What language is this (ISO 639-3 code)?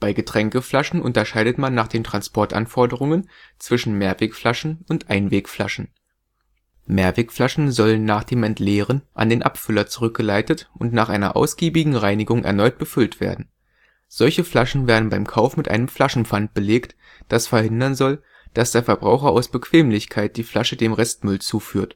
deu